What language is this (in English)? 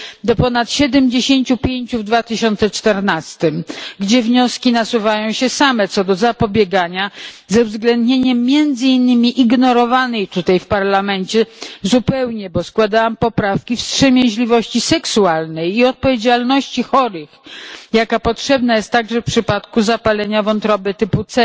Polish